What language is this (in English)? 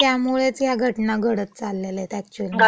Marathi